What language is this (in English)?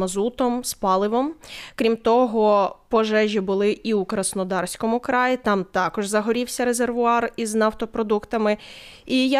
Ukrainian